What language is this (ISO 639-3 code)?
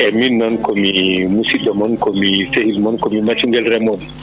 ful